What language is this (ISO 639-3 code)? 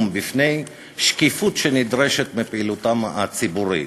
heb